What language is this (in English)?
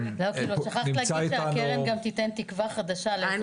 Hebrew